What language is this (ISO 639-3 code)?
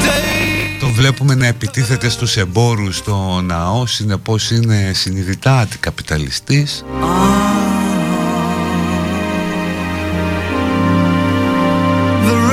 ell